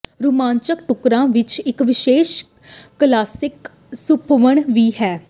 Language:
Punjabi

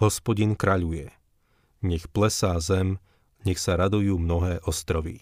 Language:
Slovak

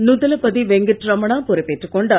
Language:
Tamil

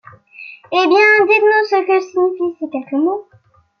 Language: French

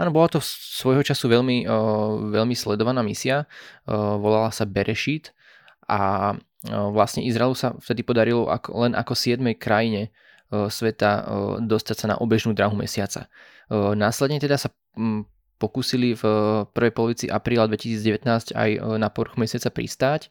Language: Slovak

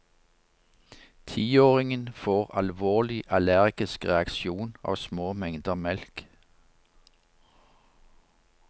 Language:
Norwegian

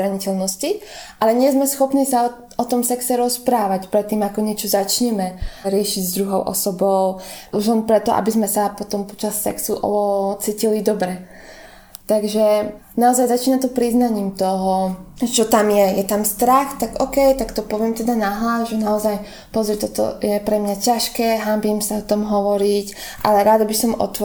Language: Slovak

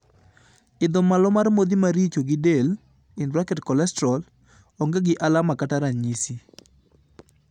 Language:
Luo (Kenya and Tanzania)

